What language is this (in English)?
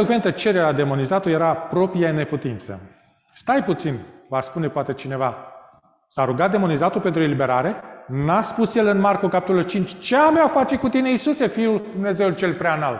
Romanian